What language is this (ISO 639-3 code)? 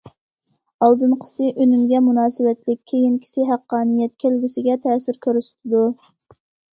uig